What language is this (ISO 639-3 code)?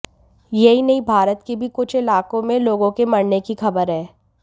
hin